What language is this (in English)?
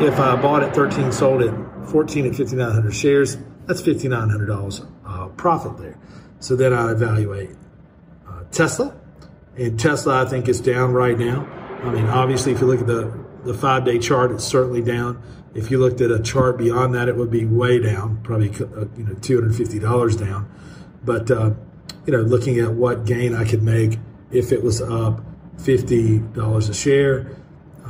English